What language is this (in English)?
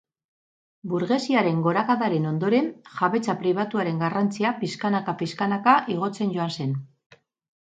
Basque